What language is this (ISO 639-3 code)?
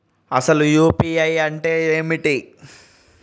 tel